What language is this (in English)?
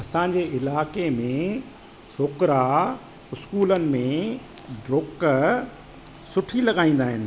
Sindhi